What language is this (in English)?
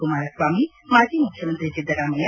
Kannada